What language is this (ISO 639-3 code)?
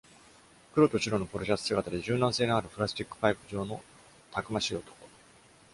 jpn